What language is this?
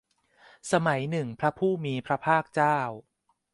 Thai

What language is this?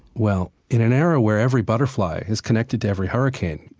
English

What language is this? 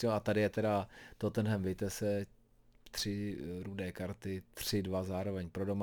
Czech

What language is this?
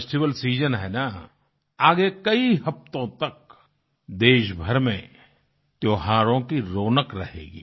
Hindi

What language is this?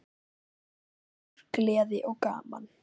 Icelandic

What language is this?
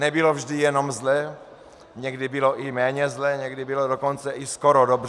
Czech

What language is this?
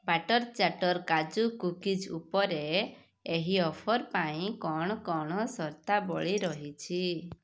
Odia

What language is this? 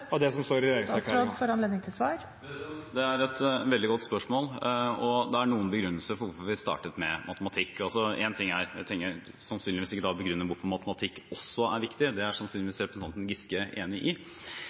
Norwegian Bokmål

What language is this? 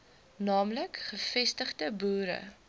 Afrikaans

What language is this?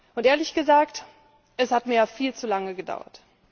German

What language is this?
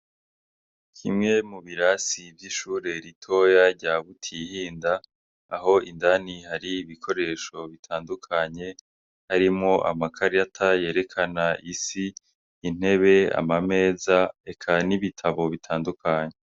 Rundi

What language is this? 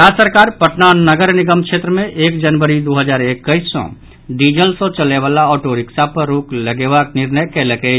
Maithili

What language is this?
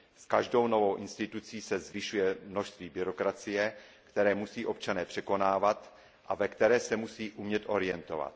Czech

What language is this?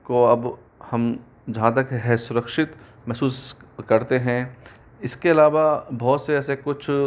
Hindi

